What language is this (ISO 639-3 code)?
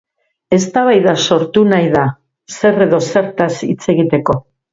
eus